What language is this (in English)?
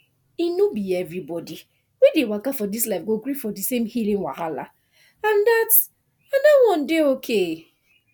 Nigerian Pidgin